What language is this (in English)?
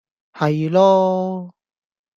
Cantonese